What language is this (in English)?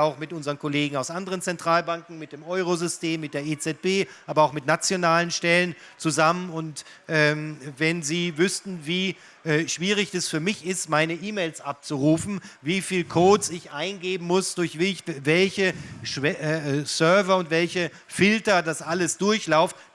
German